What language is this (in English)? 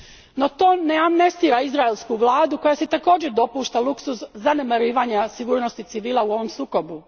Croatian